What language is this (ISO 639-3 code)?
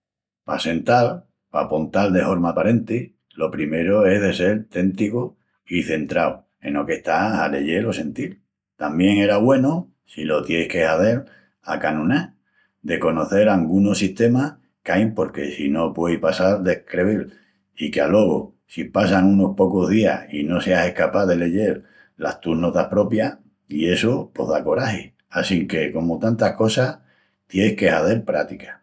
ext